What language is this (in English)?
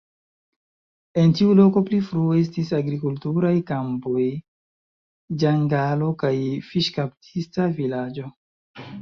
Esperanto